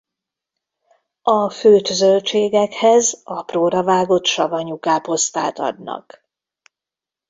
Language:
Hungarian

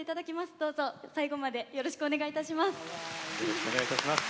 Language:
Japanese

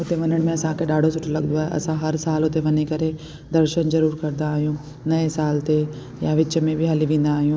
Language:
Sindhi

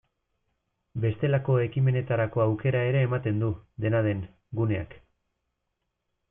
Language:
Basque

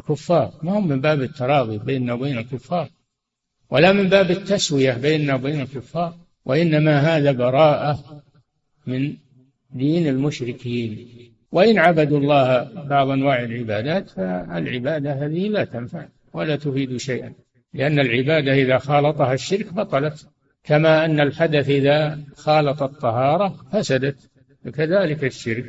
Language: Arabic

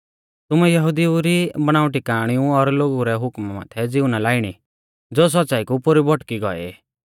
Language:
Mahasu Pahari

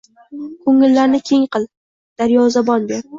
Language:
Uzbek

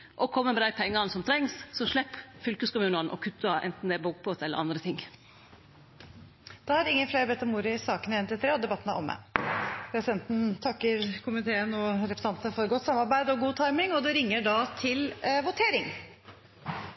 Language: Norwegian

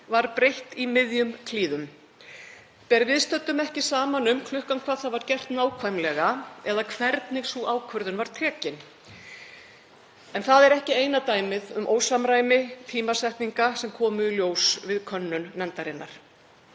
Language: Icelandic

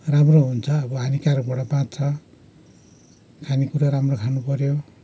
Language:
Nepali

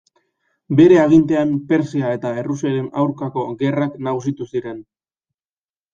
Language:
Basque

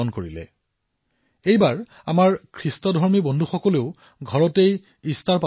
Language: Assamese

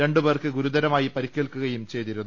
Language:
Malayalam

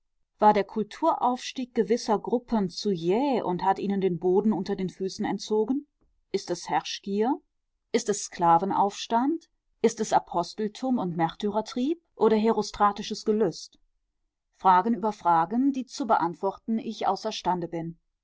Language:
German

